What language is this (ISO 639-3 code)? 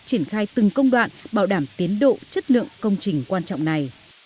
vie